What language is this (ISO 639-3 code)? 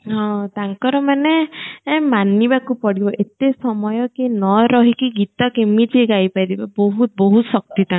ori